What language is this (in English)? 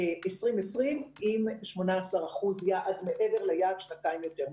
Hebrew